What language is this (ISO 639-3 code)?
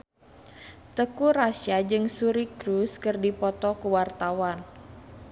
sun